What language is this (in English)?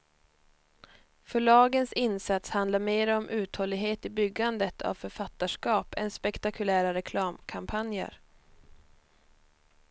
Swedish